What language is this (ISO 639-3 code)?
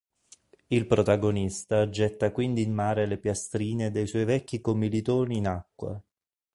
ita